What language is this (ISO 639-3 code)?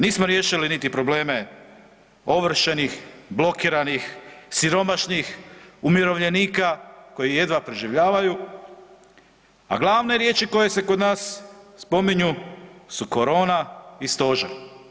hrv